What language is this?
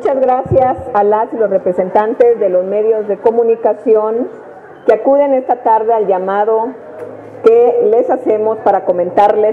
Spanish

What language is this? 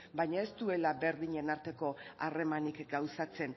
Basque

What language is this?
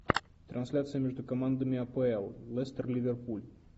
Russian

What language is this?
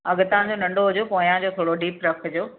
Sindhi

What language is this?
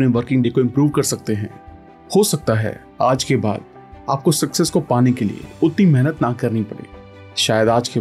Hindi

